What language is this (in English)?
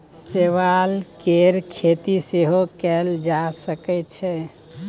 Maithili